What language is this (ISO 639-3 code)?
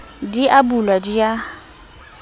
sot